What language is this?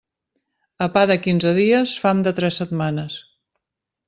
Catalan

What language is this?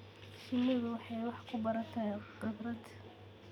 Somali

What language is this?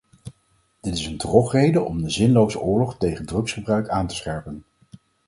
Dutch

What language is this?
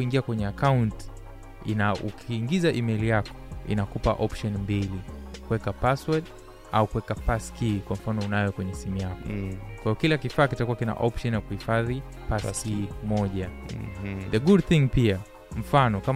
Swahili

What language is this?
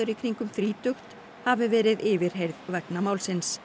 Icelandic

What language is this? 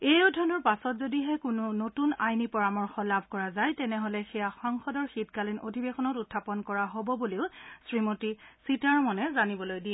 Assamese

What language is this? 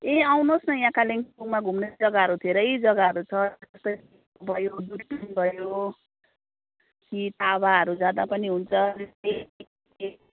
Nepali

